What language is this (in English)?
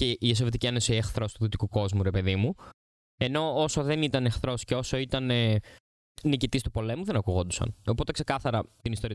Greek